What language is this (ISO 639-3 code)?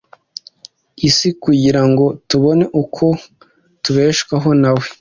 kin